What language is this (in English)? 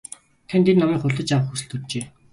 Mongolian